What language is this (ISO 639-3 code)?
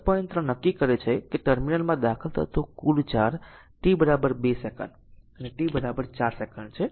guj